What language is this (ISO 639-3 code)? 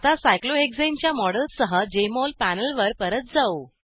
mar